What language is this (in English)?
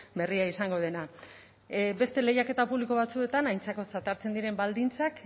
Basque